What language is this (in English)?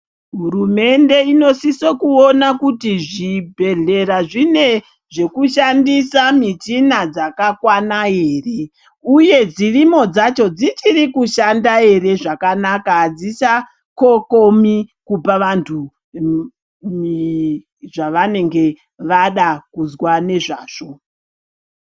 Ndau